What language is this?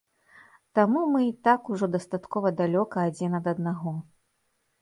Belarusian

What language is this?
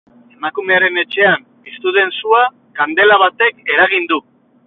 Basque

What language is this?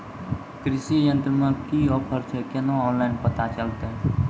Maithili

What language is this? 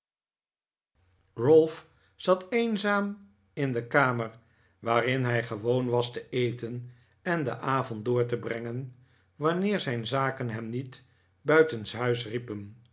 Dutch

